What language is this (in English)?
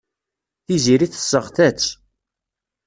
Kabyle